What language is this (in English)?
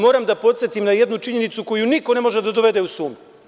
Serbian